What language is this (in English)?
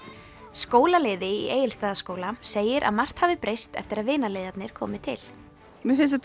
Icelandic